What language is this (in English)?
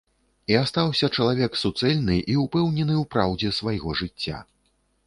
Belarusian